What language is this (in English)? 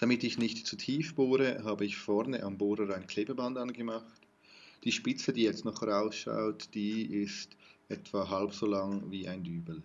German